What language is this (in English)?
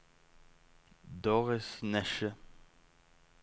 Norwegian